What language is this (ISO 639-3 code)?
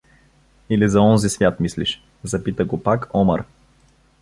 bul